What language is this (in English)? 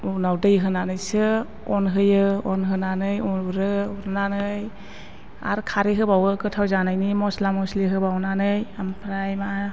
Bodo